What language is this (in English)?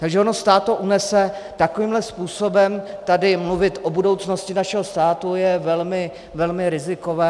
Czech